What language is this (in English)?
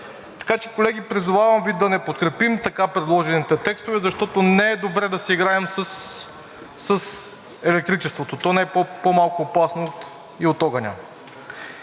Bulgarian